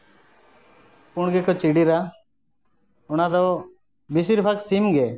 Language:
Santali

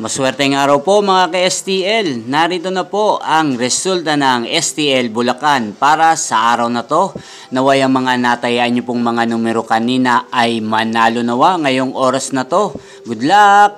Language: Filipino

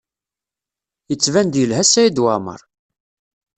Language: Kabyle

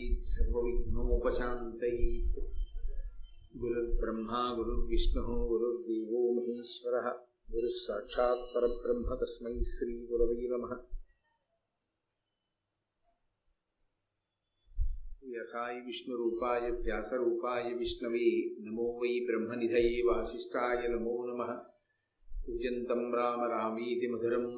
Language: Telugu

